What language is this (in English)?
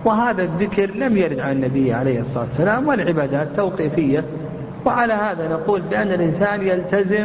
Arabic